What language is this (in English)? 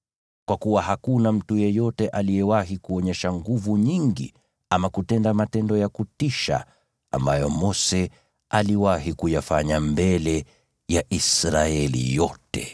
Swahili